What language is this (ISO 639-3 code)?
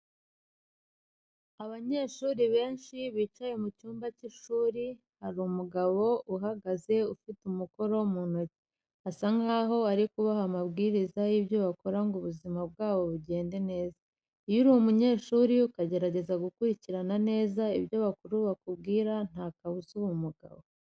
kin